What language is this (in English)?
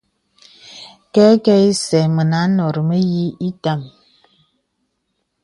Bebele